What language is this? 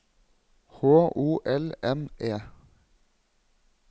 Norwegian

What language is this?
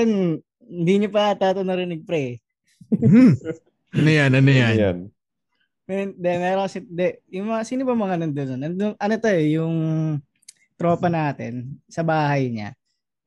Filipino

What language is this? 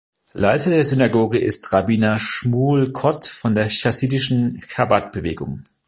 German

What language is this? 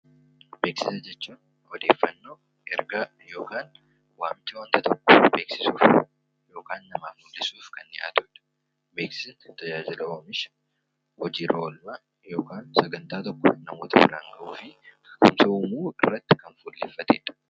Oromo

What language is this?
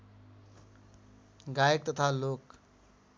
Nepali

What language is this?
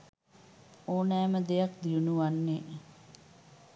Sinhala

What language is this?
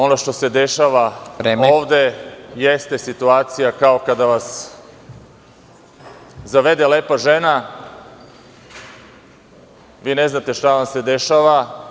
Serbian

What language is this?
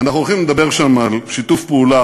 Hebrew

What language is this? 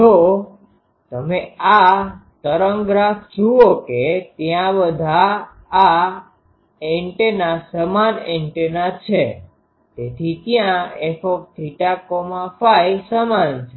Gujarati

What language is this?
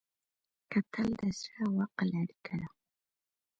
Pashto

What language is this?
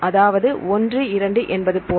Tamil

